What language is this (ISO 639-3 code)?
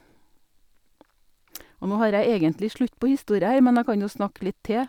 nor